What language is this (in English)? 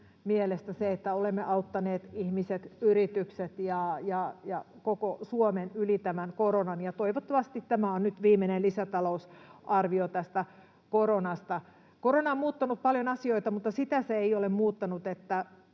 Finnish